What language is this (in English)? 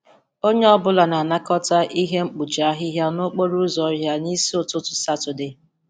Igbo